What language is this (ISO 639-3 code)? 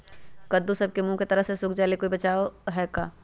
mag